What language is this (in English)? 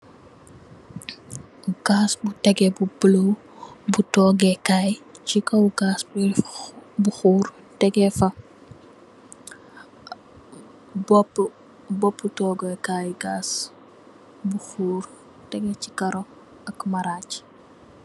Wolof